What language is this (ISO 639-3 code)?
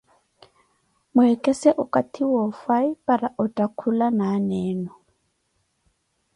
eko